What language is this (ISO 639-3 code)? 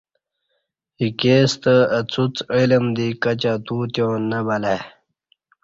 bsh